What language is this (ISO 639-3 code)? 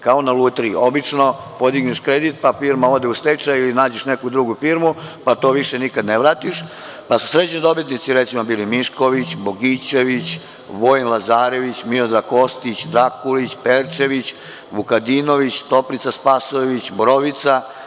srp